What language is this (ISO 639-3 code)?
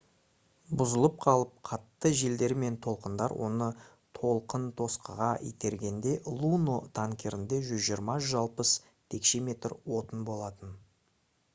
kaz